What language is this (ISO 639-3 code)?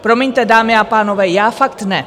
ces